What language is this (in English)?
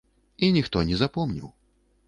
Belarusian